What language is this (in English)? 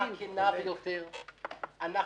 Hebrew